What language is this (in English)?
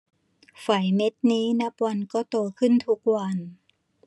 Thai